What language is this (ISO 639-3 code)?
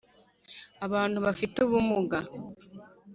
kin